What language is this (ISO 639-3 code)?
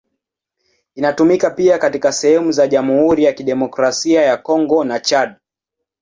swa